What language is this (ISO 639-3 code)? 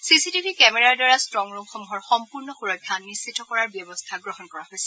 asm